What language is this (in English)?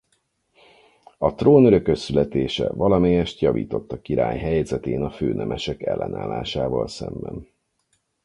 Hungarian